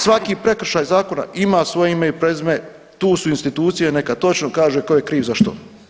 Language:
Croatian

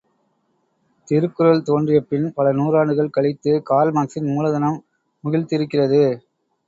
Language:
Tamil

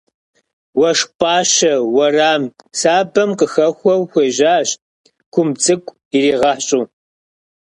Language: Kabardian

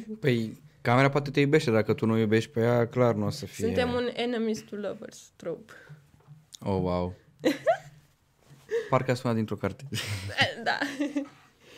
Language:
Romanian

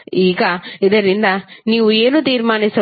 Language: Kannada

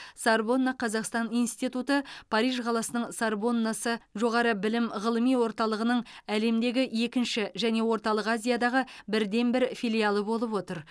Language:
Kazakh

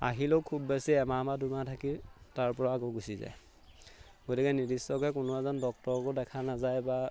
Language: Assamese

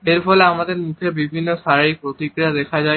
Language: Bangla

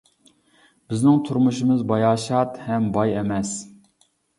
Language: Uyghur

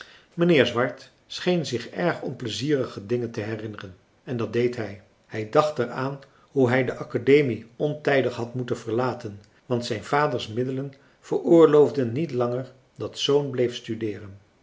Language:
Dutch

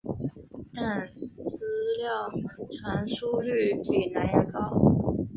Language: Chinese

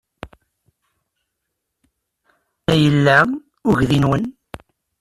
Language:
Kabyle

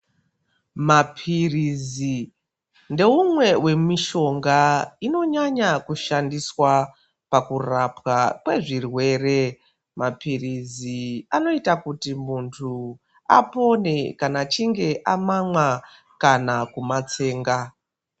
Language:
Ndau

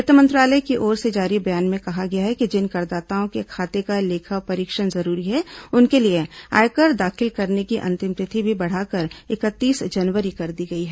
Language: Hindi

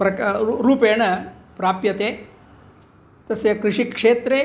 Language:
Sanskrit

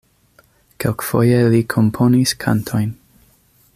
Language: Esperanto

